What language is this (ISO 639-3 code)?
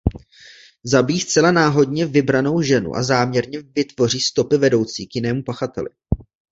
ces